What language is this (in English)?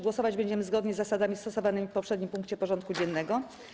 Polish